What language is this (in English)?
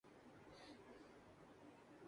Urdu